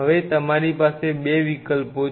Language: Gujarati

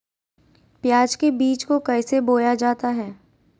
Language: Magahi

